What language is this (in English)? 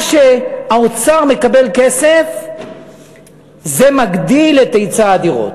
Hebrew